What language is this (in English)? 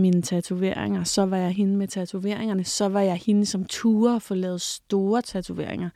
Danish